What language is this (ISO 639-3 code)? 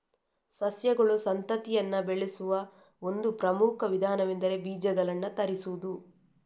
kan